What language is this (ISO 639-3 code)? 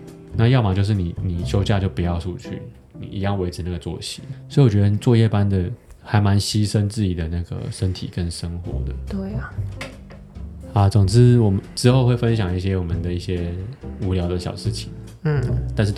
zho